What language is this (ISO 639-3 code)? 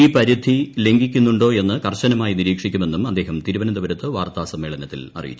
mal